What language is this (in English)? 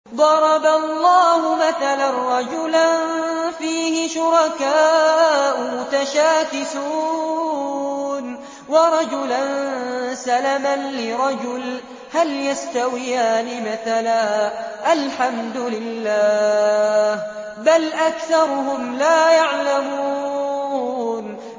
Arabic